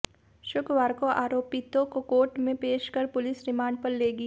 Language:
Hindi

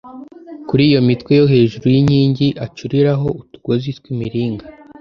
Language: Kinyarwanda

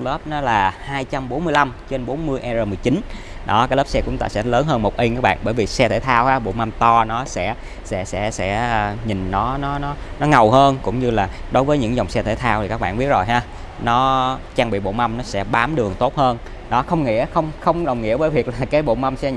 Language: Vietnamese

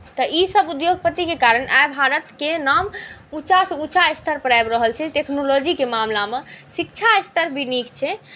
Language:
Maithili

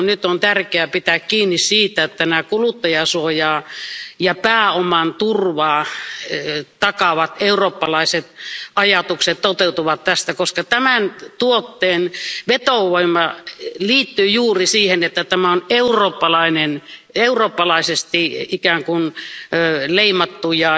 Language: Finnish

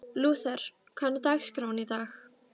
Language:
Icelandic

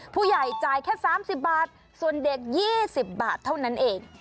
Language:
Thai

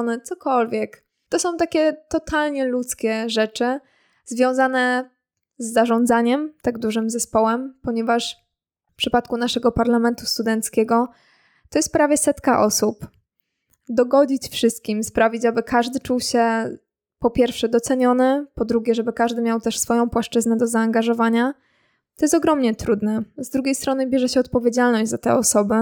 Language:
Polish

